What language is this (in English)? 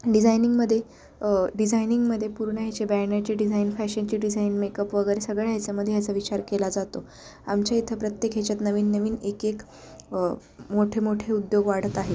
Marathi